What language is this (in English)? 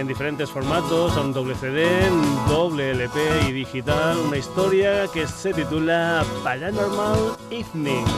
Spanish